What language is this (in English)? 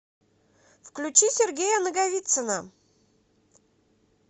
Russian